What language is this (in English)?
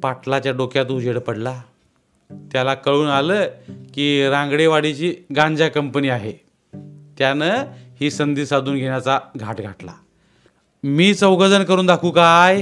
Marathi